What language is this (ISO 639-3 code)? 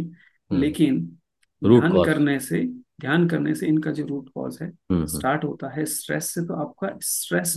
hin